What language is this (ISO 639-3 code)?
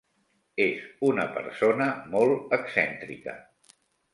cat